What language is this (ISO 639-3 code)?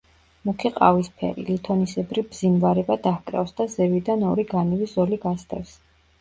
kat